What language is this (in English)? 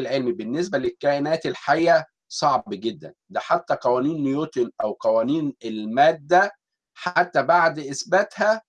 Arabic